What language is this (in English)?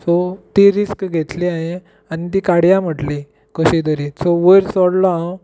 Konkani